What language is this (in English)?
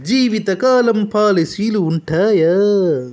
Telugu